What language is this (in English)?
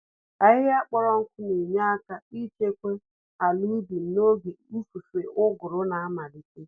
Igbo